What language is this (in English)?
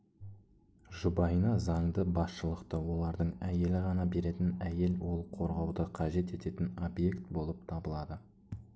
Kazakh